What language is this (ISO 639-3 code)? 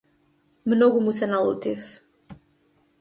mkd